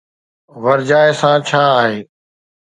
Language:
Sindhi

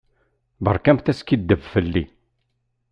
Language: Kabyle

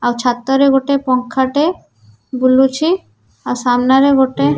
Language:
Odia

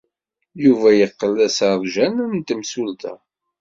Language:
Kabyle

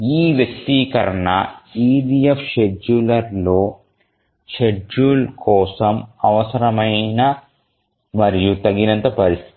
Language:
Telugu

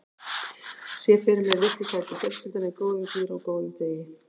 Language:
Icelandic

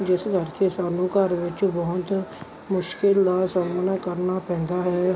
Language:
Punjabi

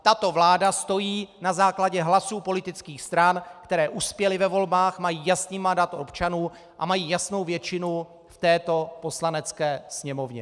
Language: Czech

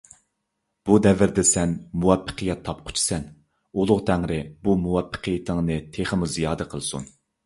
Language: Uyghur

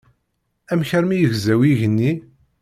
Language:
Kabyle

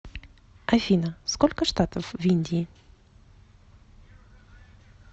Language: Russian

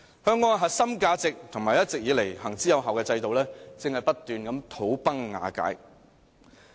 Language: Cantonese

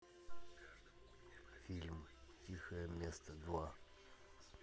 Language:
Russian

